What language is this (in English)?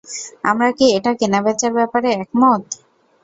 Bangla